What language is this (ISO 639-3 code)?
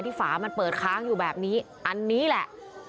tha